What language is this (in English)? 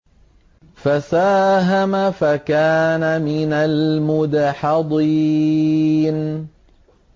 Arabic